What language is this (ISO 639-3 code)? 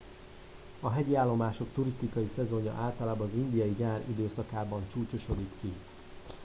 hun